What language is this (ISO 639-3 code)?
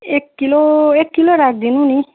nep